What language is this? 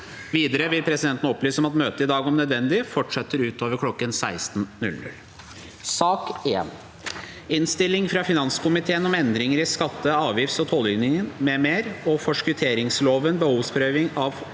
Norwegian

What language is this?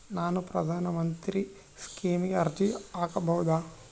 Kannada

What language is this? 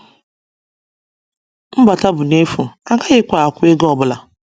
Igbo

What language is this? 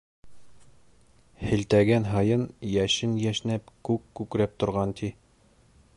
Bashkir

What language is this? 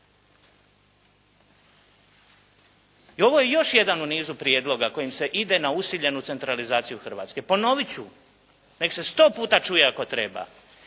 Croatian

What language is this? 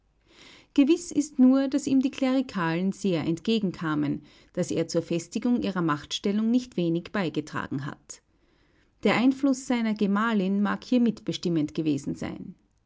German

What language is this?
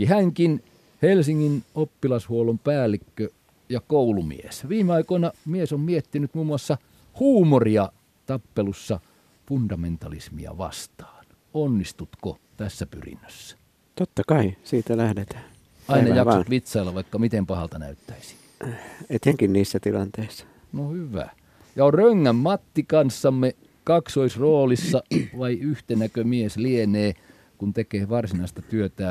Finnish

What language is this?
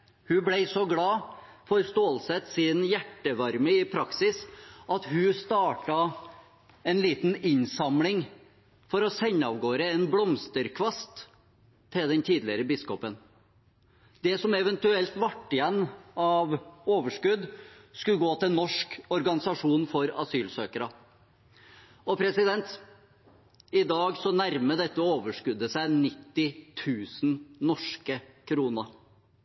Norwegian Bokmål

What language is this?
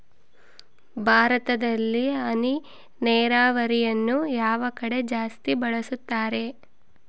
Kannada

